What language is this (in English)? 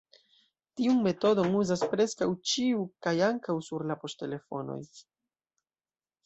Esperanto